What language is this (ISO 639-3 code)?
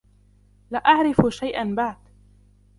ara